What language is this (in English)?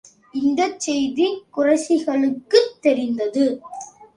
Tamil